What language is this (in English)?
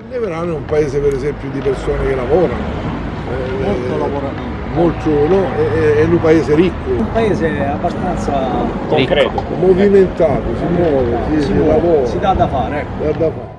Italian